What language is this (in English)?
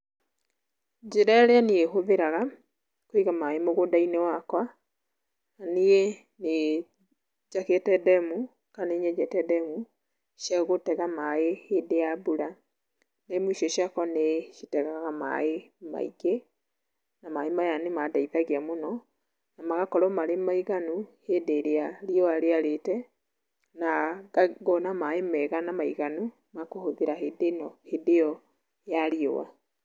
Kikuyu